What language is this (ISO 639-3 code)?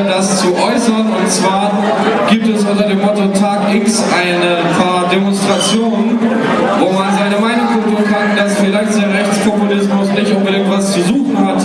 deu